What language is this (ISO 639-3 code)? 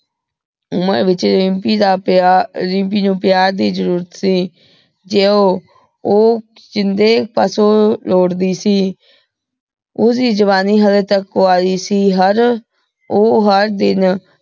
pan